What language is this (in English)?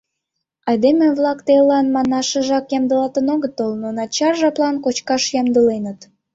Mari